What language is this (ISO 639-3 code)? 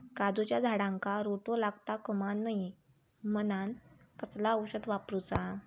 mar